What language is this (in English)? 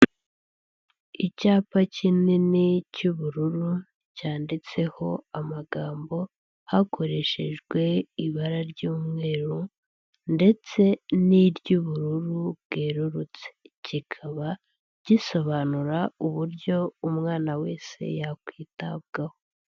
Kinyarwanda